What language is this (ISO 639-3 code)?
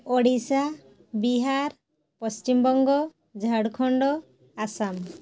ori